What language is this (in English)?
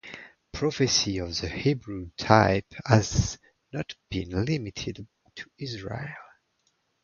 English